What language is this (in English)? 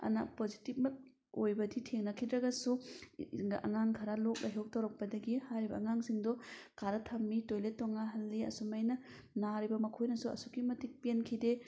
Manipuri